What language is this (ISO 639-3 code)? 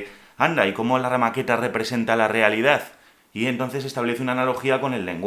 spa